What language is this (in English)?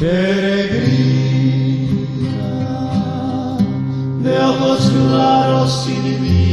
Romanian